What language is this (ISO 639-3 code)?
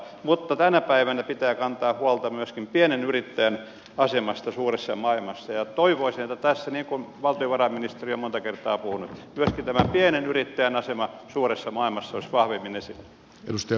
fin